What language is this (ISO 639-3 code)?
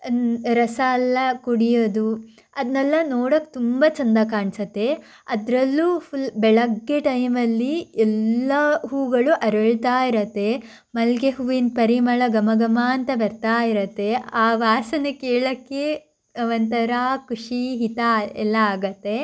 kan